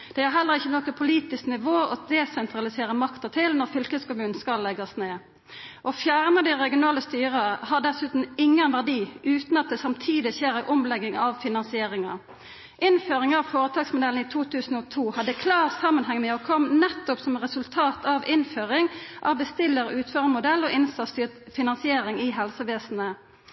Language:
Norwegian Nynorsk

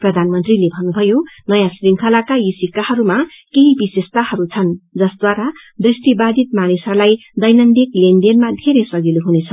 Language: Nepali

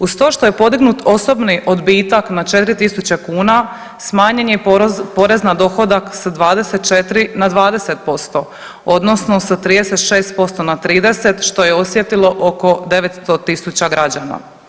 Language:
Croatian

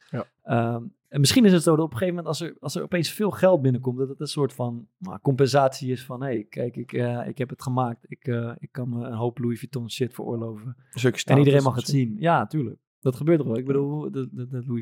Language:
Dutch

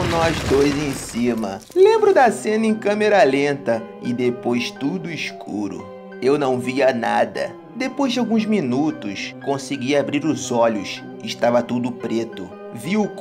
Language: Portuguese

